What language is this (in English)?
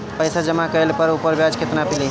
Bhojpuri